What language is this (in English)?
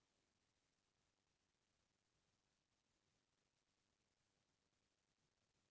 Chhattisgarhi